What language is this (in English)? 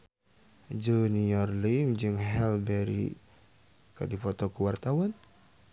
Sundanese